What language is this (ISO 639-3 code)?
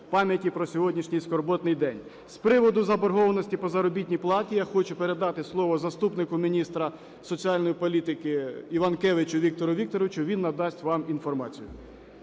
ukr